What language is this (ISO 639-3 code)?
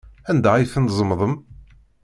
kab